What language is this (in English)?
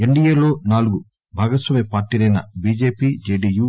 Telugu